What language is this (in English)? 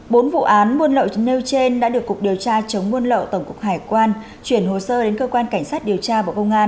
Vietnamese